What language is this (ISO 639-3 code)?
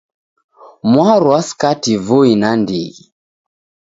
dav